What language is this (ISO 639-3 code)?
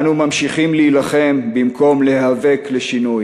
heb